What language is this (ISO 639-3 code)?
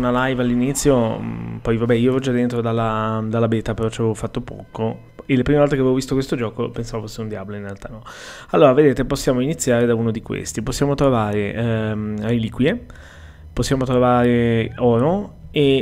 ita